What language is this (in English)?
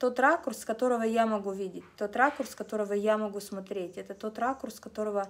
Russian